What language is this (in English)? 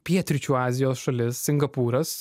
Lithuanian